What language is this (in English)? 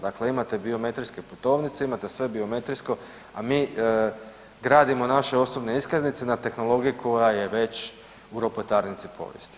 Croatian